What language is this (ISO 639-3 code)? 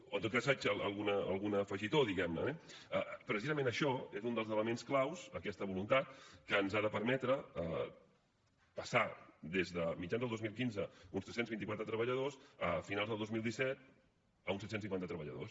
cat